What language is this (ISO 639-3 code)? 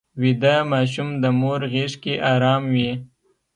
pus